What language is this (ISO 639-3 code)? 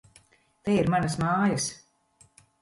lav